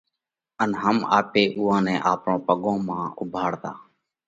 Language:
Parkari Koli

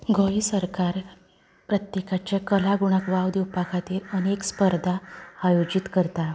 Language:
Konkani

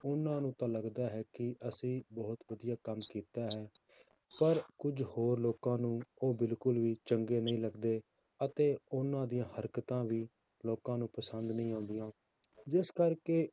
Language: Punjabi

